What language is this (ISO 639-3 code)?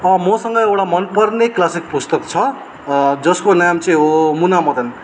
nep